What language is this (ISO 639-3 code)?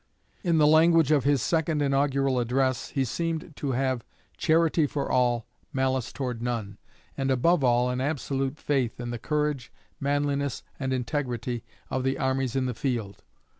eng